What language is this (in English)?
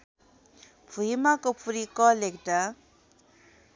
Nepali